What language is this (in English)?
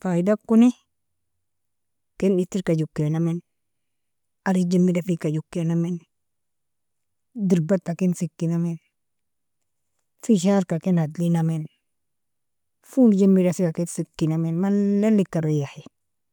Nobiin